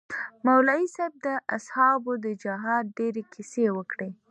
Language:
Pashto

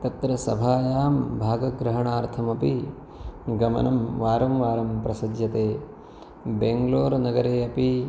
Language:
Sanskrit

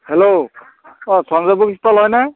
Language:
Assamese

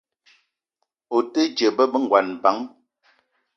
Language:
Eton (Cameroon)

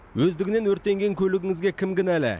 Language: Kazakh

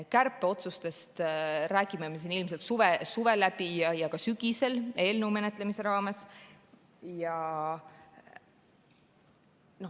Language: Estonian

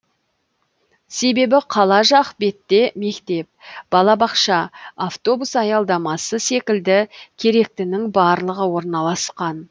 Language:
Kazakh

